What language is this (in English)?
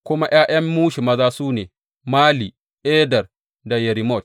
Hausa